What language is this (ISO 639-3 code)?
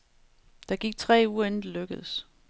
dan